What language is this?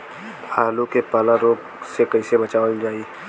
Bhojpuri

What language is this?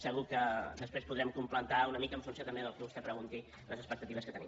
Catalan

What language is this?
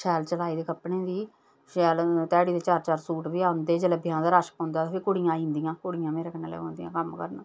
Dogri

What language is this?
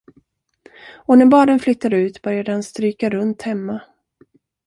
Swedish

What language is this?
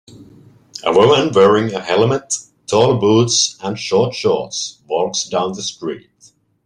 English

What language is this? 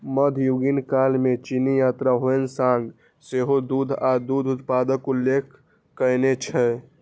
Maithili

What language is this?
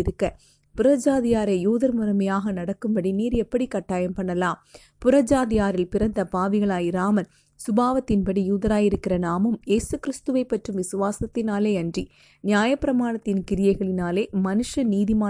Tamil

